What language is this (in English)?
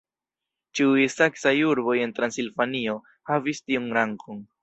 Esperanto